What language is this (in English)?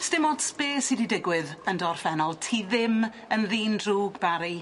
Welsh